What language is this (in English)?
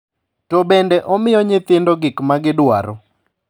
Luo (Kenya and Tanzania)